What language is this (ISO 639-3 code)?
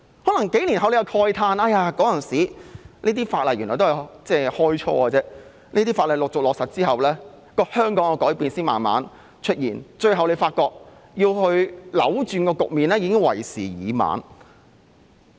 yue